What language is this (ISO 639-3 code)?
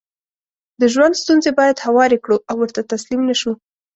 pus